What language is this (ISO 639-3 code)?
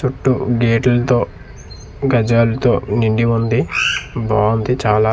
tel